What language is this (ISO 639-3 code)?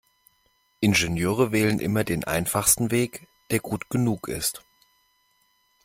deu